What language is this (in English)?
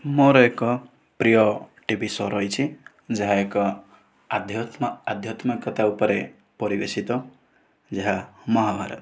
Odia